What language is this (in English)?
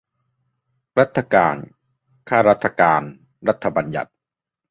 Thai